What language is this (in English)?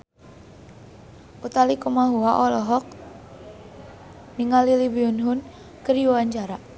Sundanese